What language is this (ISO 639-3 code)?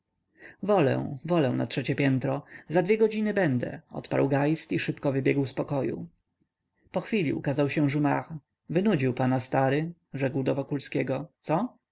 pol